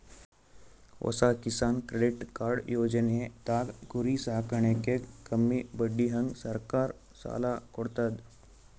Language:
Kannada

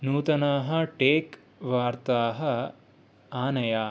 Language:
Sanskrit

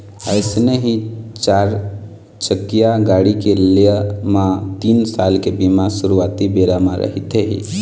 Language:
Chhattisgarhi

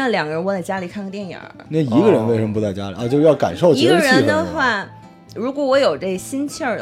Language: Chinese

